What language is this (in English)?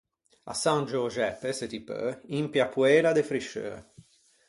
Ligurian